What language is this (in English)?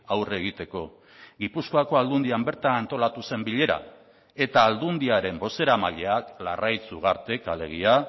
Basque